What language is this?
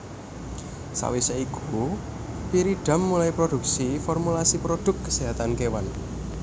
Javanese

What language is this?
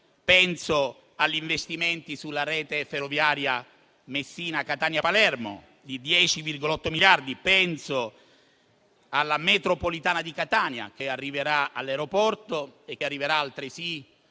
Italian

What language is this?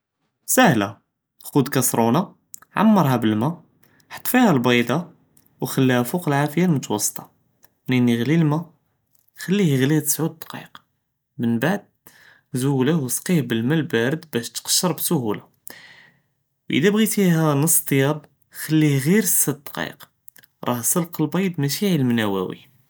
Judeo-Arabic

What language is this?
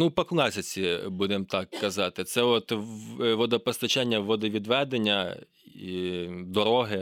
Ukrainian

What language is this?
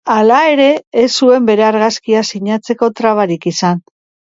Basque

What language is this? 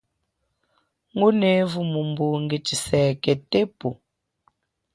Chokwe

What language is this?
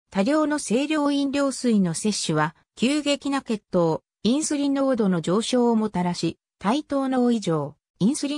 Japanese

